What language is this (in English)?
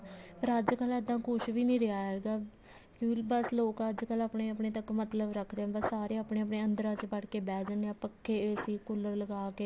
Punjabi